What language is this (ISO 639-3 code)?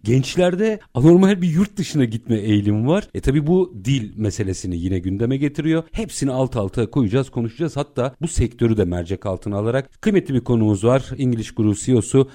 tur